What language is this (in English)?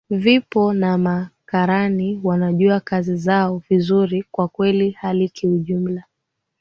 Swahili